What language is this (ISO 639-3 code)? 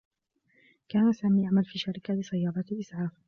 ara